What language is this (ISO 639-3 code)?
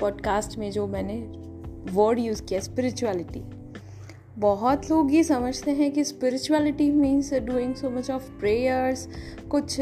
hin